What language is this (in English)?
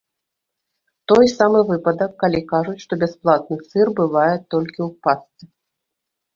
Belarusian